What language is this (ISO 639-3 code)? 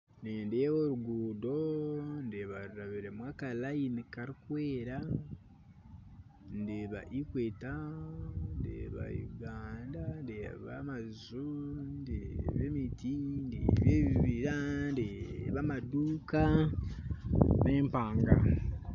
nyn